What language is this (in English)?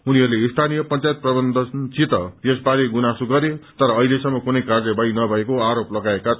Nepali